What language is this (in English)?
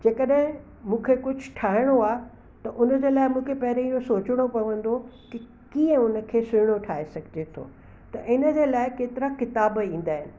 Sindhi